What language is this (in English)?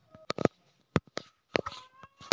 Chhattisgarhi